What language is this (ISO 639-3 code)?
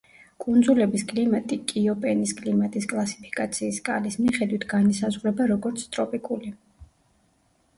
kat